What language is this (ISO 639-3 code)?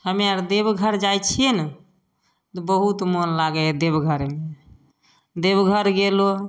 mai